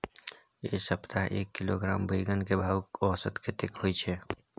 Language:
Maithili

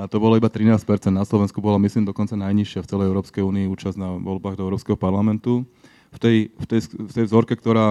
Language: Slovak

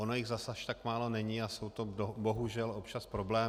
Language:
Czech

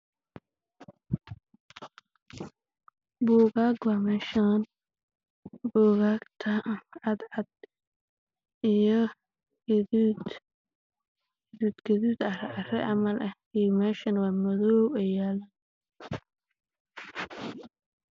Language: Somali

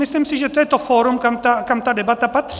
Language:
Czech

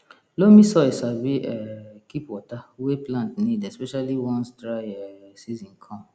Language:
Nigerian Pidgin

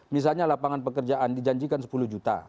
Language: Indonesian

